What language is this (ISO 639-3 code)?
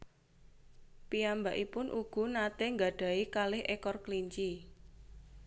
jav